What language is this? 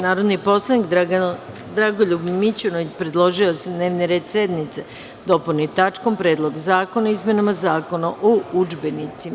Serbian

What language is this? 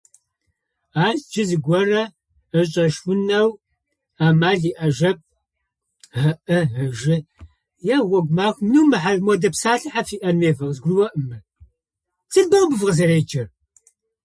Adyghe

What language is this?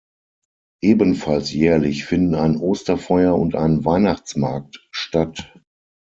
German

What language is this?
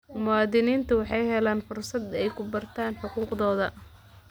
Somali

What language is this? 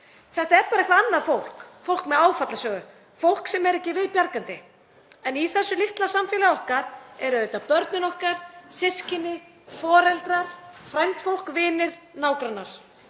Icelandic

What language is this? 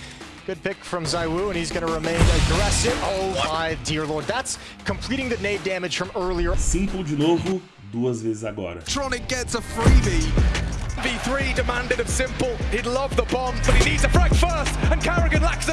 Portuguese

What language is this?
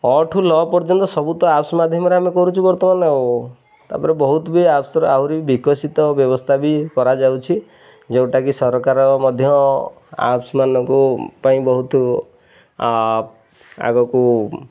Odia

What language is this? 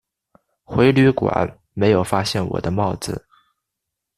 Chinese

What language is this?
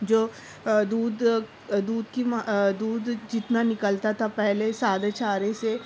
Urdu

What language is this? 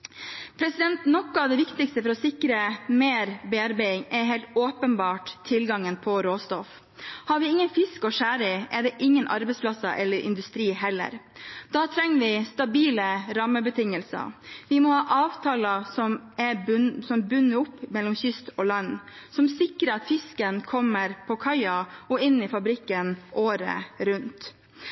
Norwegian Bokmål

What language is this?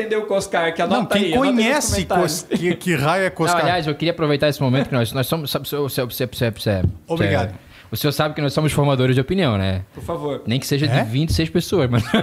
Portuguese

